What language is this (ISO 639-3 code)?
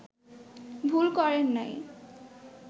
ben